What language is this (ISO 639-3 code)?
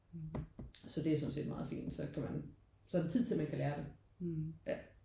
dan